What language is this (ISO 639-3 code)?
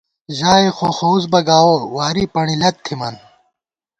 gwt